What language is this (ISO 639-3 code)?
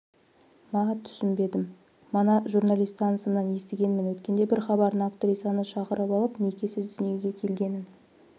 kaz